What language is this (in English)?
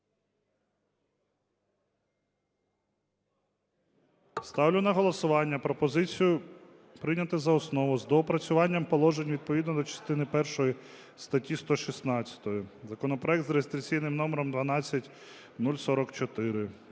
Ukrainian